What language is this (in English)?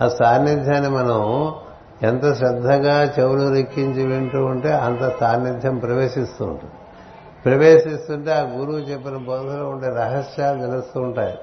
Telugu